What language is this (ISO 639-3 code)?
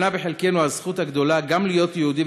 heb